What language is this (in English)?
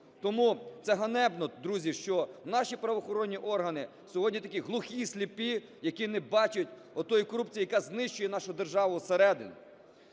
Ukrainian